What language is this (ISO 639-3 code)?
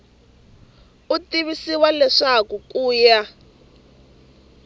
tso